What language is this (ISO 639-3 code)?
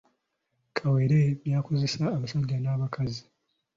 lug